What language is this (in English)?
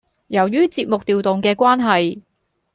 Cantonese